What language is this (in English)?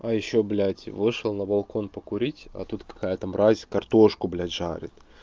Russian